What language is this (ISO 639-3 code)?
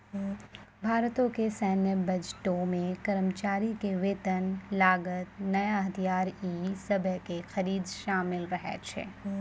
mai